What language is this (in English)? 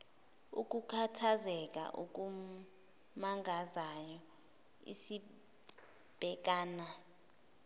Zulu